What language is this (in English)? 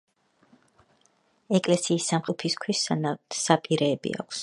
Georgian